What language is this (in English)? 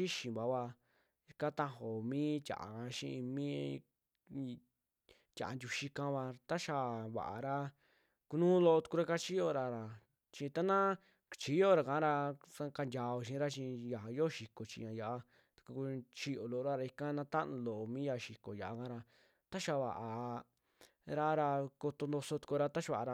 Western Juxtlahuaca Mixtec